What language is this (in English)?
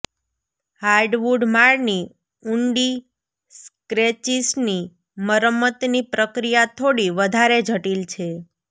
Gujarati